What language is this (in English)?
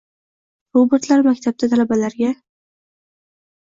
Uzbek